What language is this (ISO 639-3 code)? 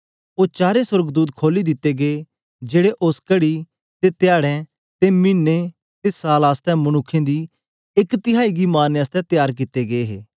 doi